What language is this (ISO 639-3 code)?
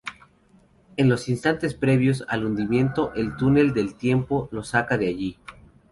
spa